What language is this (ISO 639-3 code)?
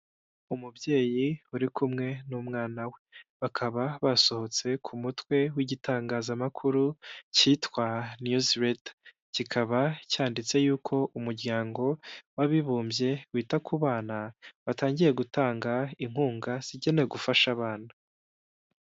kin